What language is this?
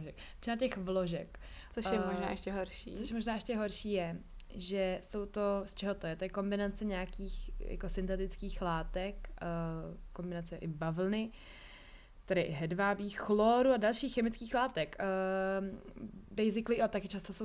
Czech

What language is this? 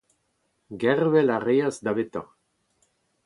Breton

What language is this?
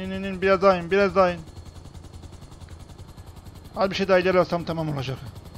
Turkish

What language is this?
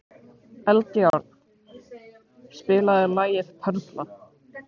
Icelandic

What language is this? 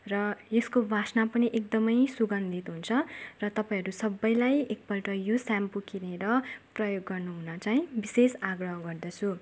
Nepali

